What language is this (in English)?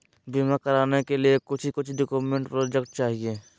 Magahi